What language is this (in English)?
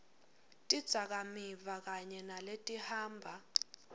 Swati